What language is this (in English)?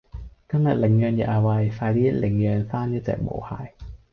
Cantonese